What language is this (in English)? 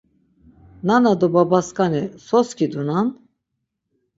Laz